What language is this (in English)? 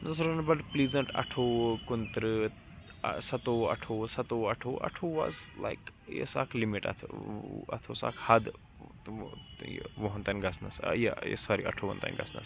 Kashmiri